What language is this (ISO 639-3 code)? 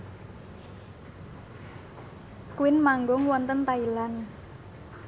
jav